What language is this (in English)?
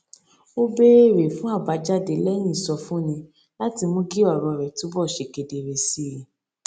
Yoruba